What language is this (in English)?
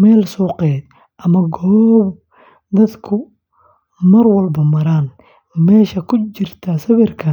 Somali